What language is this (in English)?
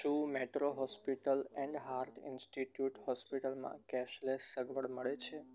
Gujarati